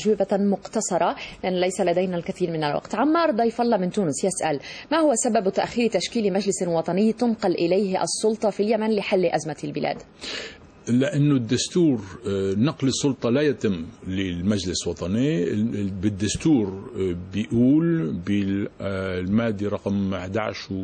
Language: Arabic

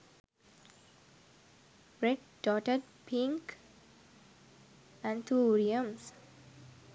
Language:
Sinhala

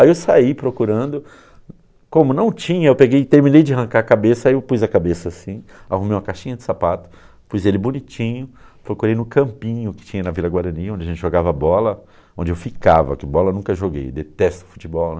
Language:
Portuguese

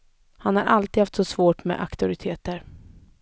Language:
Swedish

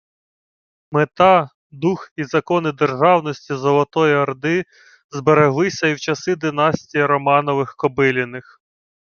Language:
Ukrainian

